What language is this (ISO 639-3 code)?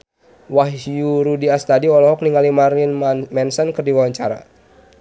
sun